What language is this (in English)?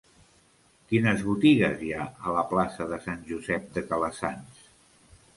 Catalan